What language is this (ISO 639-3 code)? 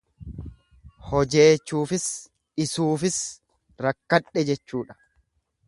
orm